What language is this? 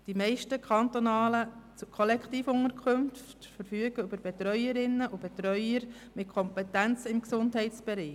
Swiss German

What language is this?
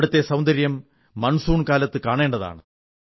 Malayalam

